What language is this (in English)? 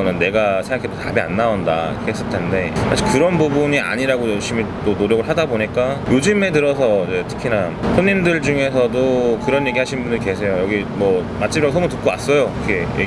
Korean